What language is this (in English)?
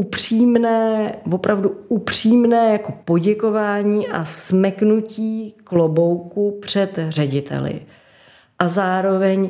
Czech